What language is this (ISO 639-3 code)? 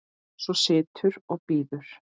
isl